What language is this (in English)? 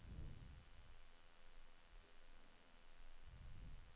Swedish